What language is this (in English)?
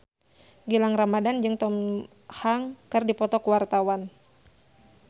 Sundanese